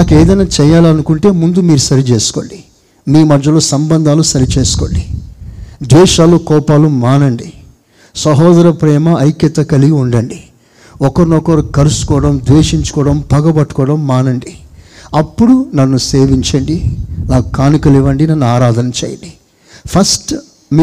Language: Telugu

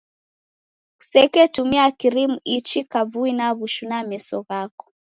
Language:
Taita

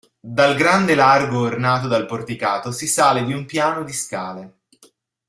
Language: Italian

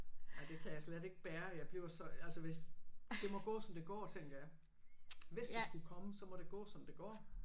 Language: Danish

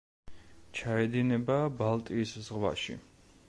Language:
Georgian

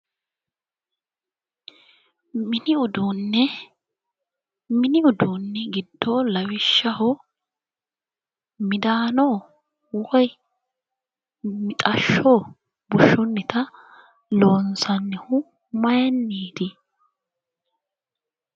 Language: Sidamo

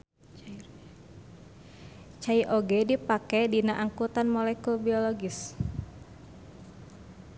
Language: Sundanese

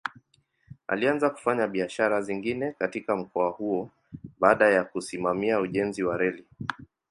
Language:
Swahili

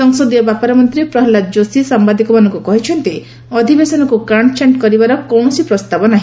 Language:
Odia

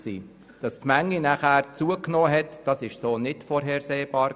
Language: Swiss German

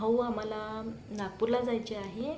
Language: Marathi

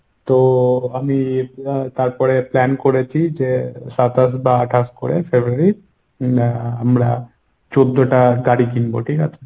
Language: Bangla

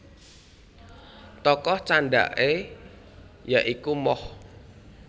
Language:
Javanese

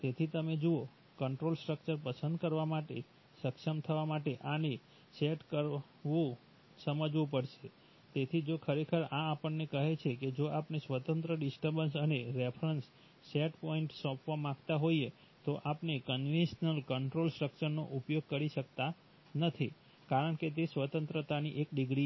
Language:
Gujarati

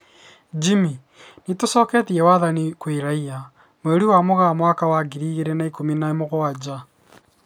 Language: Kikuyu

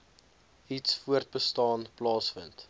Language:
Afrikaans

